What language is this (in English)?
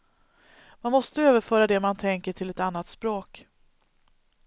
Swedish